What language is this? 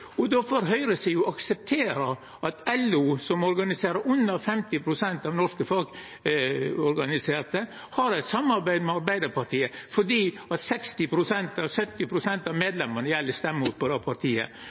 Norwegian Nynorsk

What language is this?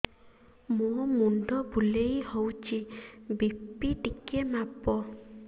Odia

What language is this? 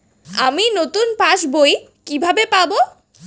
Bangla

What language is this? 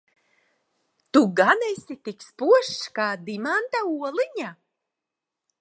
Latvian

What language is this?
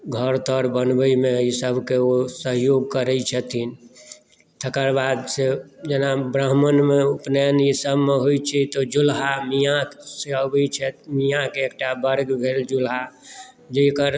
Maithili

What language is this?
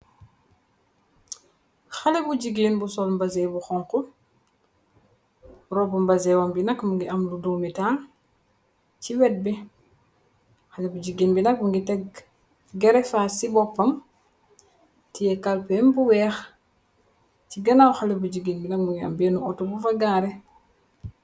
Wolof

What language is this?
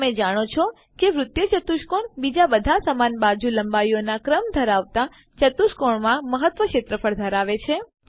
Gujarati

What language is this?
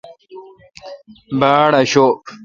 Kalkoti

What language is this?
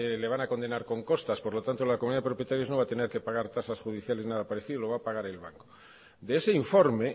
Spanish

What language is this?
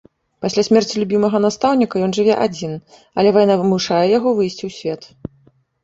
Belarusian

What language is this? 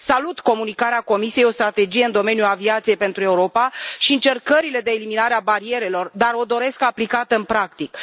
Romanian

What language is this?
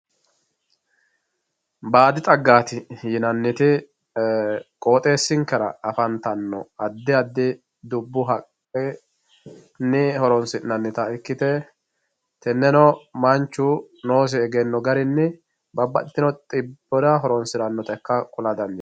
Sidamo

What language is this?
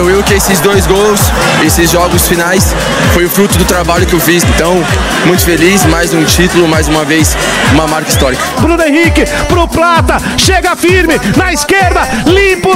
Portuguese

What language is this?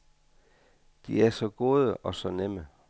Danish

